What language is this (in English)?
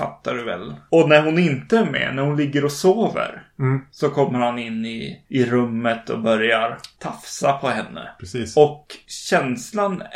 Swedish